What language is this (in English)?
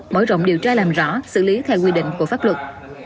Vietnamese